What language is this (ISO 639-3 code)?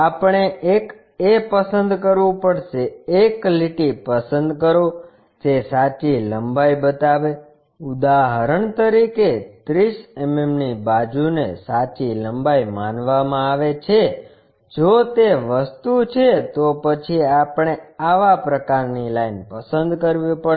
guj